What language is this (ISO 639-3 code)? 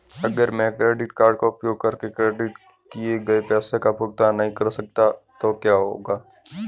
hin